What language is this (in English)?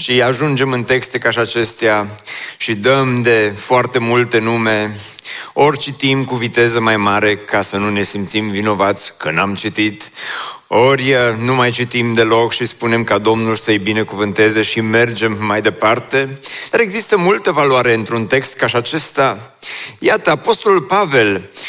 Romanian